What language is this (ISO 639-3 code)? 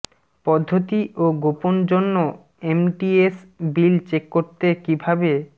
ben